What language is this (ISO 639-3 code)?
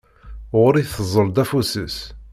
kab